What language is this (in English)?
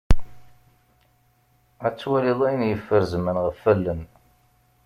Kabyle